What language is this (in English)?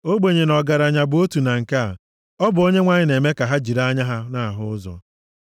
Igbo